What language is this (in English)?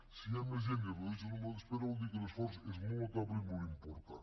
Catalan